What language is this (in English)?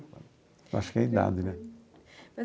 Portuguese